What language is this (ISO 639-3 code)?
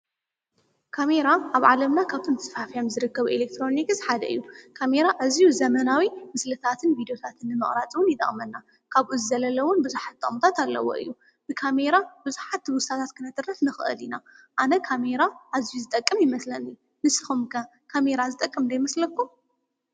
tir